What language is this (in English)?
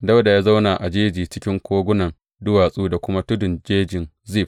Hausa